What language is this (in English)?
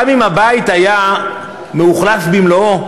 Hebrew